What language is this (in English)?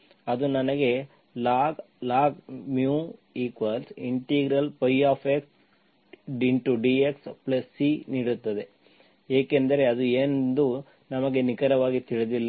Kannada